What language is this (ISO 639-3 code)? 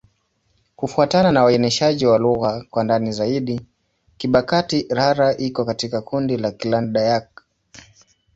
swa